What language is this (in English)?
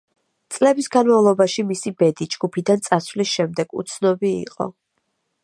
Georgian